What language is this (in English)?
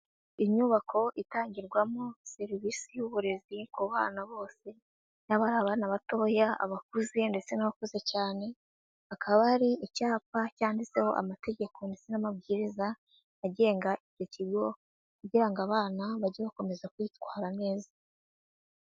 Kinyarwanda